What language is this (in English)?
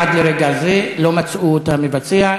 Hebrew